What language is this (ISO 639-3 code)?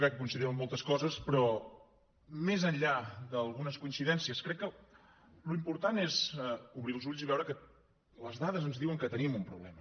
cat